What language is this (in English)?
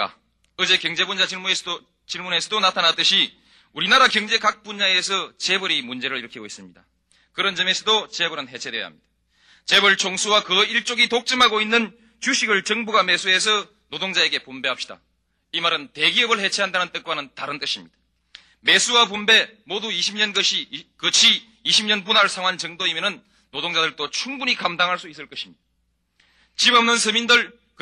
Korean